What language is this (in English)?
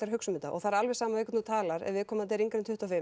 Icelandic